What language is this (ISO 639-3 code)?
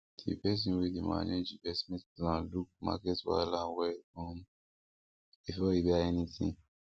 pcm